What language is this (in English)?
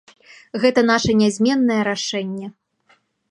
Belarusian